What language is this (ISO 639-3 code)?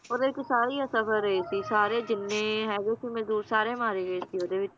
pan